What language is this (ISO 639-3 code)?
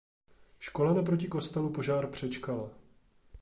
ces